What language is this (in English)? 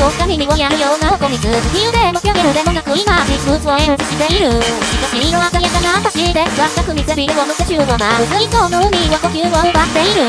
Japanese